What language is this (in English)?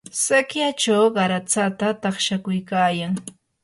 Yanahuanca Pasco Quechua